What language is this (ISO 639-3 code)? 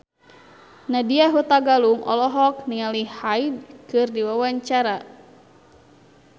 sun